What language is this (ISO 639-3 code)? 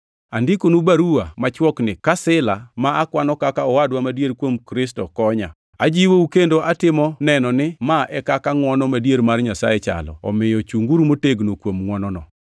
luo